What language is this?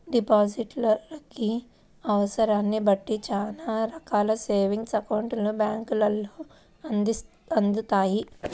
Telugu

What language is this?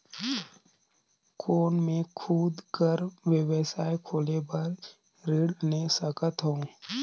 Chhattisgarhi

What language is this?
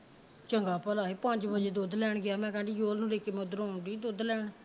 Punjabi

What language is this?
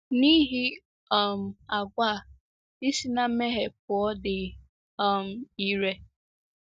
Igbo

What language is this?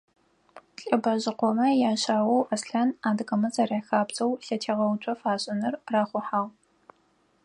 Adyghe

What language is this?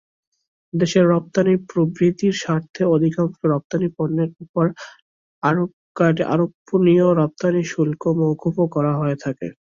Bangla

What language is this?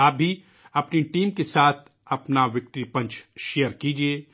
Urdu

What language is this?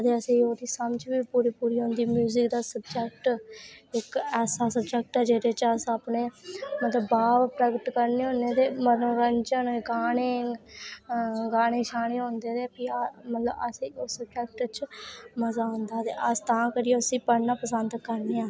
Dogri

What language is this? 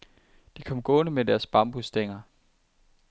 Danish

